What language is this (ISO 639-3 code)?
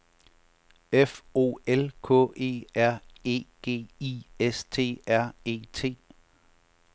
dan